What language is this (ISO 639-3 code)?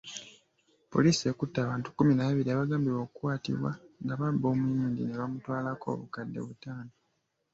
lug